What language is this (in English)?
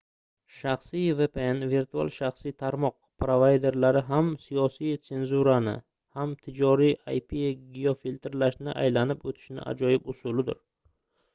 Uzbek